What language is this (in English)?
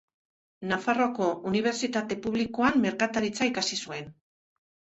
Basque